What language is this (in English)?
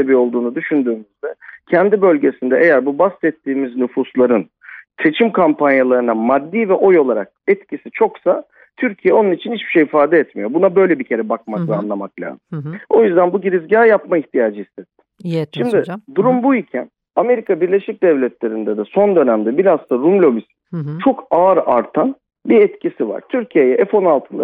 Turkish